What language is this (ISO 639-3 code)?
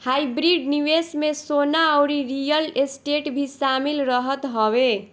bho